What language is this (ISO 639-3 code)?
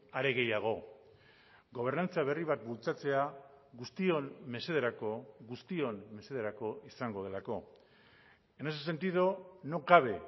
eus